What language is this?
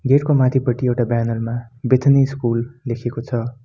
Nepali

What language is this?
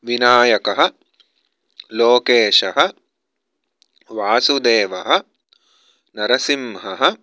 Sanskrit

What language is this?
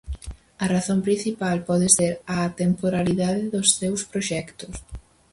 Galician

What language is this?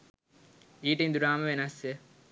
Sinhala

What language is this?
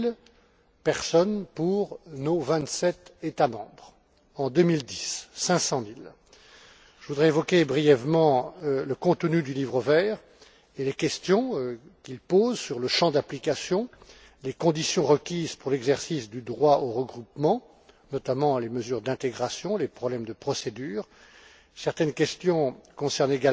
French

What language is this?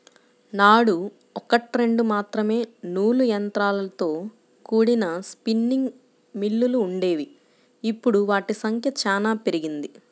Telugu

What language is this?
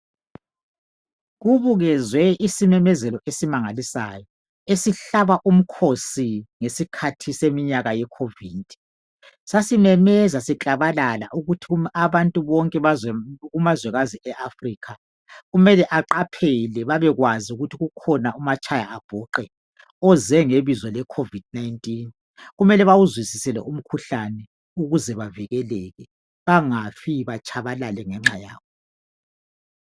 North Ndebele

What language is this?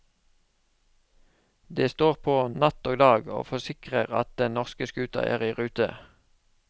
Norwegian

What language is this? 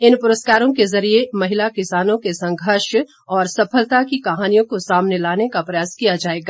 Hindi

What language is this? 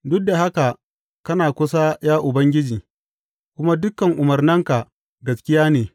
Hausa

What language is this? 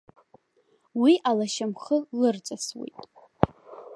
Abkhazian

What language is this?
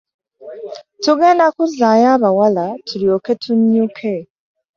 Ganda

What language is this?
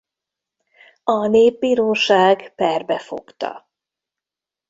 Hungarian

